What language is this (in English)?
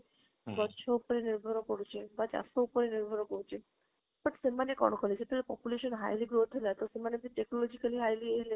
Odia